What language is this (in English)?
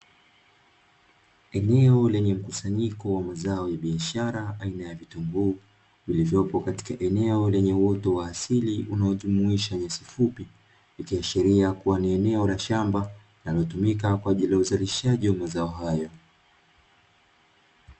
Swahili